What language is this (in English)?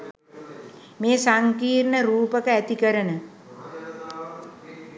Sinhala